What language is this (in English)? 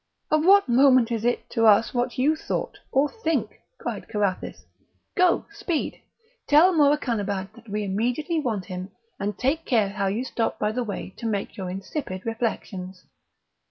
English